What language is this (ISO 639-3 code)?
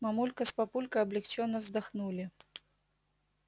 rus